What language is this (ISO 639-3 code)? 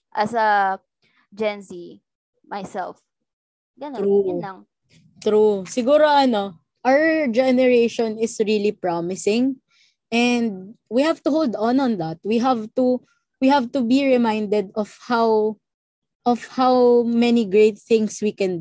fil